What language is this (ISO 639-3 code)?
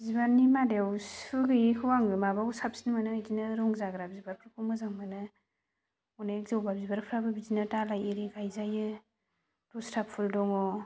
brx